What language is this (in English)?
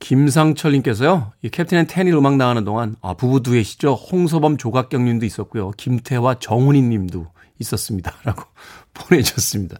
Korean